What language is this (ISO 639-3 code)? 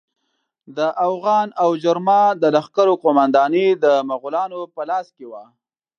pus